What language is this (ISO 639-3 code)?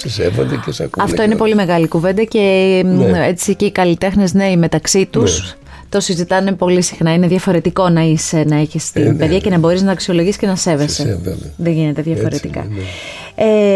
ell